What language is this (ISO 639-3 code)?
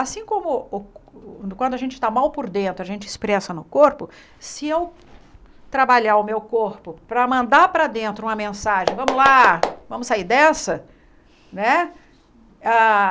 por